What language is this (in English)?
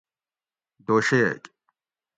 Gawri